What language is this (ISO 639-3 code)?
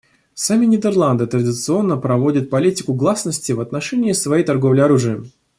rus